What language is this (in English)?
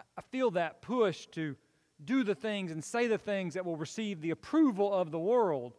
English